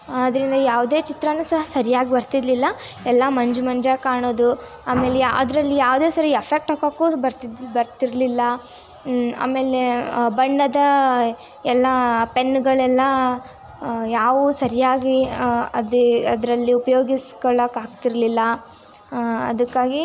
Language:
Kannada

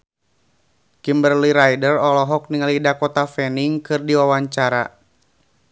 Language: Sundanese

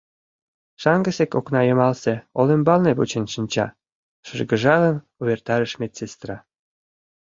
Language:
Mari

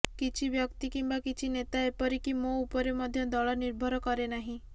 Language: Odia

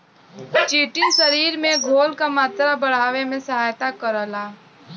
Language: Bhojpuri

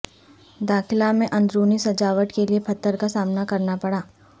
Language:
Urdu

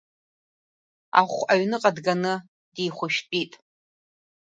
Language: Abkhazian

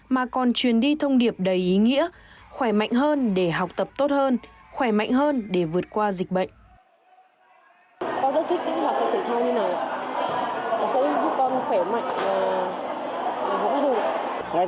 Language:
Vietnamese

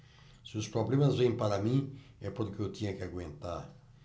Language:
Portuguese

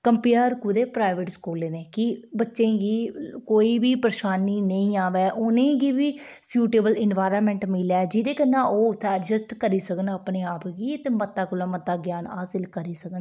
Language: Dogri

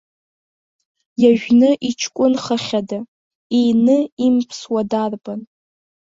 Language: Abkhazian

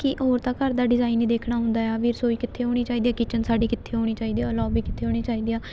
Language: Punjabi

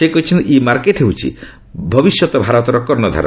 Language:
Odia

